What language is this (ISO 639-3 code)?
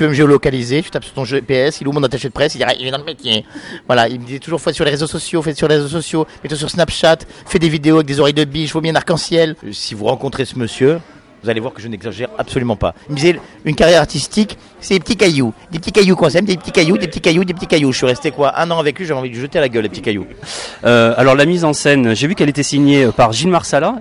fra